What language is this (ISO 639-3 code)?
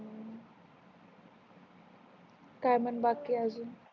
mar